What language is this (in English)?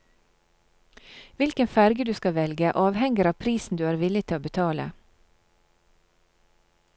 Norwegian